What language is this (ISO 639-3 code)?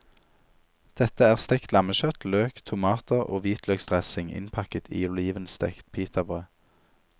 nor